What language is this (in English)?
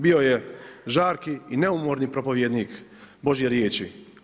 Croatian